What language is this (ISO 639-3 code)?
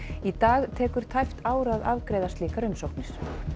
isl